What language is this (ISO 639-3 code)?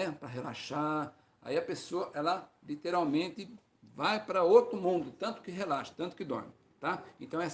por